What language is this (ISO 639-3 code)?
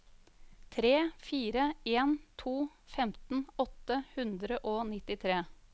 nor